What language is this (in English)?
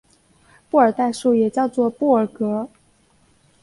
Chinese